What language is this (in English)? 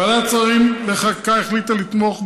Hebrew